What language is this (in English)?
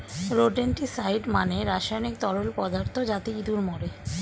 Bangla